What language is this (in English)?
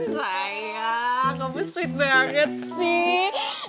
Indonesian